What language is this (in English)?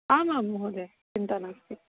Sanskrit